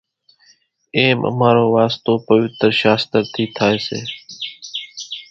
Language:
Kachi Koli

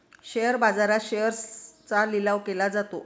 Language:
Marathi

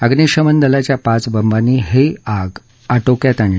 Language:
Marathi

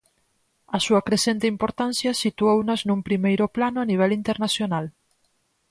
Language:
Galician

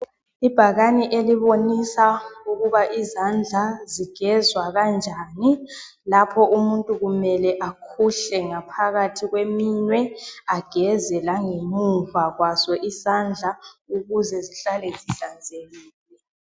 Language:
North Ndebele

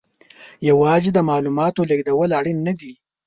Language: Pashto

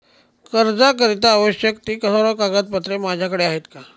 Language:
Marathi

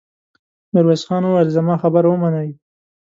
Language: Pashto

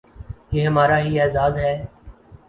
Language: Urdu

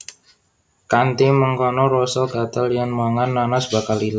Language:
Javanese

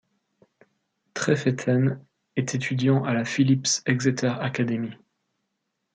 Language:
French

